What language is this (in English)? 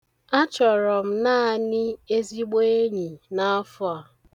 Igbo